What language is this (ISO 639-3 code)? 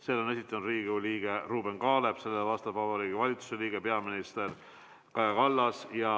est